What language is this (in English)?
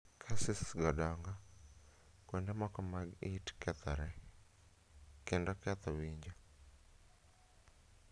Luo (Kenya and Tanzania)